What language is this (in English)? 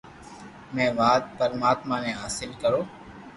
Loarki